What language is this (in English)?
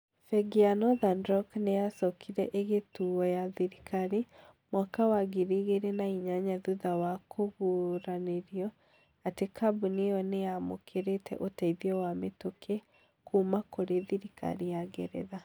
Kikuyu